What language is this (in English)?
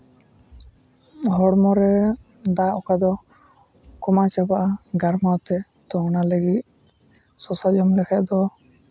Santali